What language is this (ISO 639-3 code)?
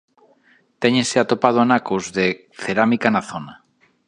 glg